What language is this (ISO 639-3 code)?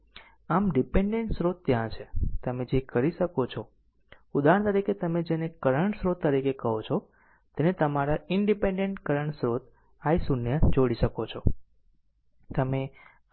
guj